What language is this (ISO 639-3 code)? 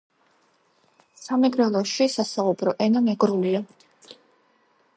kat